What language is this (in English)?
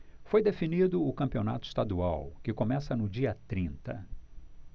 Portuguese